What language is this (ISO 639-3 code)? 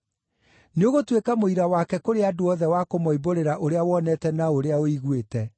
kik